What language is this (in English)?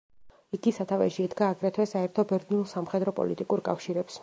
Georgian